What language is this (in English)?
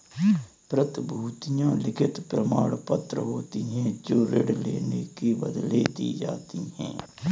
Hindi